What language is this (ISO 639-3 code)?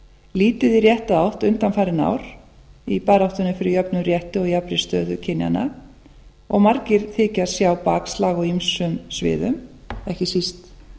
isl